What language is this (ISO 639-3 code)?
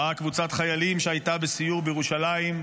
heb